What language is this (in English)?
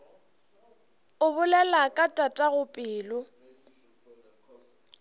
Northern Sotho